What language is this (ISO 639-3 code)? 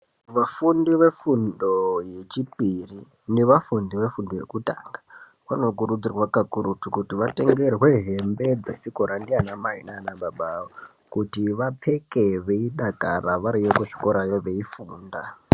ndc